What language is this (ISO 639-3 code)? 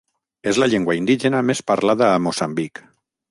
cat